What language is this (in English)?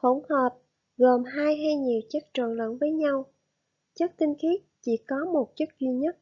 Vietnamese